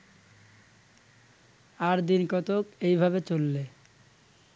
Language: Bangla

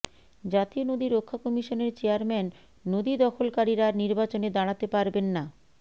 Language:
Bangla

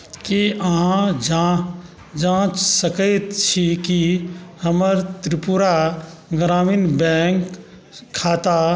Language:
Maithili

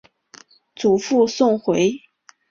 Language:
Chinese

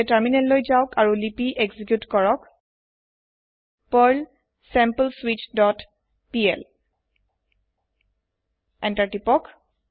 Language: Assamese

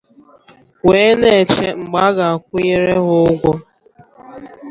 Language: Igbo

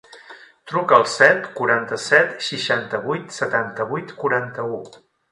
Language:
Catalan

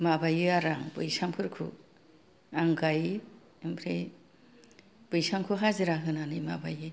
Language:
Bodo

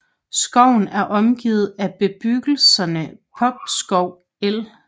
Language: Danish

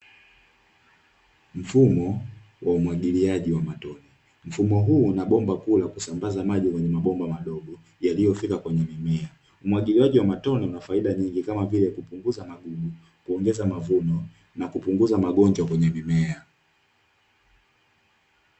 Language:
Swahili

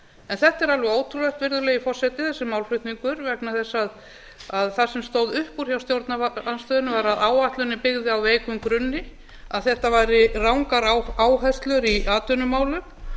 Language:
Icelandic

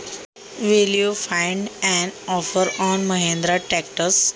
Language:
Marathi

